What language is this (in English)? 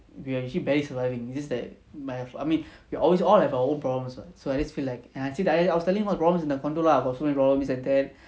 English